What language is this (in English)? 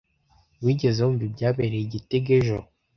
Kinyarwanda